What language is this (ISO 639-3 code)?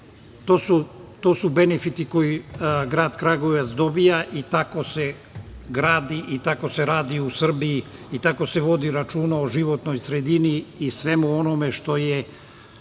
srp